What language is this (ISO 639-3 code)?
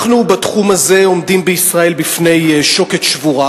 heb